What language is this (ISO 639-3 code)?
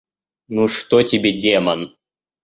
rus